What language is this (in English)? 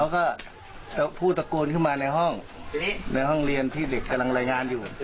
Thai